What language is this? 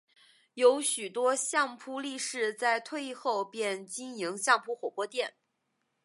Chinese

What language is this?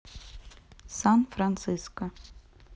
Russian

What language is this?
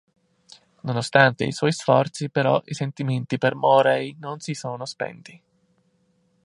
Italian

